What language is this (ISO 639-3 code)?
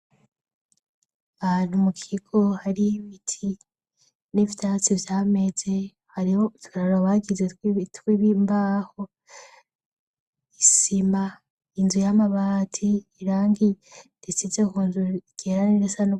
run